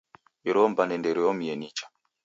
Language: Taita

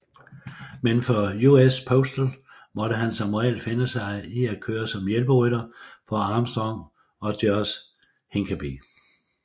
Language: Danish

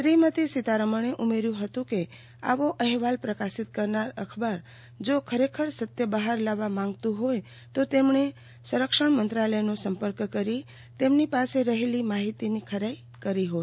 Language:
Gujarati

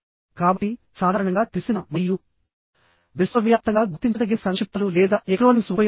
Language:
Telugu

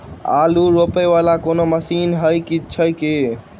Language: Maithili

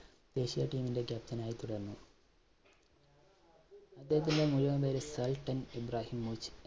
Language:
Malayalam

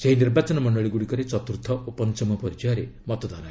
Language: Odia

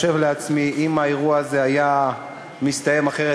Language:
Hebrew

